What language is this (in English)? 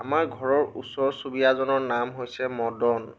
Assamese